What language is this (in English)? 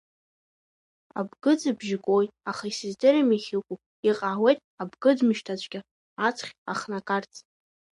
Abkhazian